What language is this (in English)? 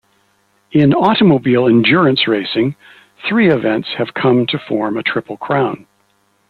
English